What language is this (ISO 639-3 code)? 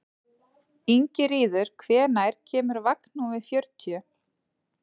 isl